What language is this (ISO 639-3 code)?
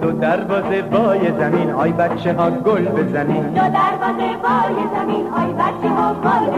fas